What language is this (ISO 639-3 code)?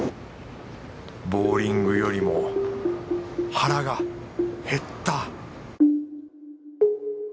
jpn